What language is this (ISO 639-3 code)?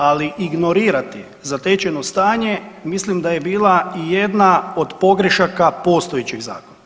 hrv